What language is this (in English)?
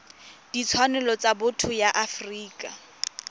Tswana